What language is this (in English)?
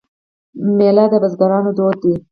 Pashto